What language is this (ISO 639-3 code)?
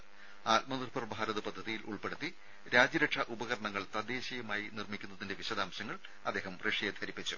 mal